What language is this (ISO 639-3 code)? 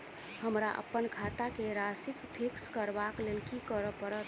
mai